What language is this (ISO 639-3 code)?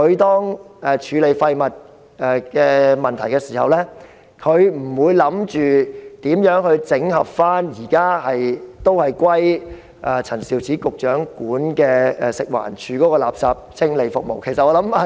yue